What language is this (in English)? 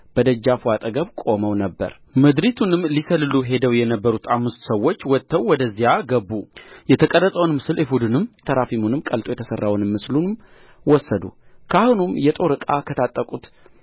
Amharic